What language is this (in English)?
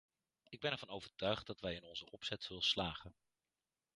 Dutch